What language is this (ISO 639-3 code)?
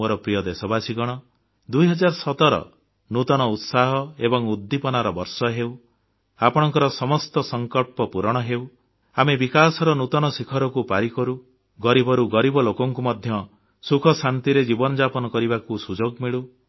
ori